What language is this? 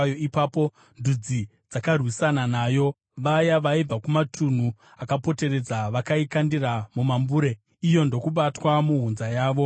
Shona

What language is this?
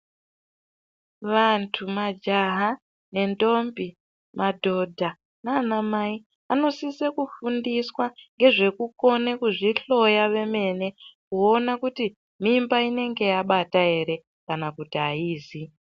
Ndau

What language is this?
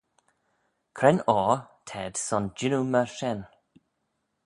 Manx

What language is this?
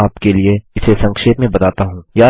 Hindi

